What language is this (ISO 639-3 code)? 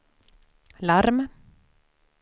swe